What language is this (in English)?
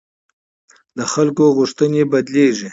Pashto